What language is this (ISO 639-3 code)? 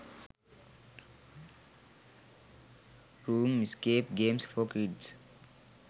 sin